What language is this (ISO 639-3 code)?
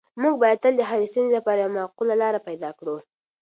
pus